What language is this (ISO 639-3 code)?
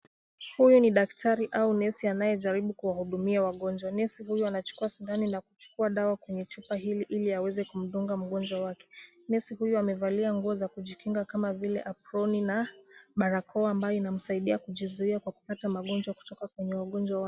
swa